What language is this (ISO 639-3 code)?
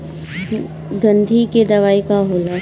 bho